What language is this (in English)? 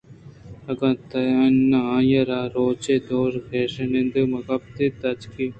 Eastern Balochi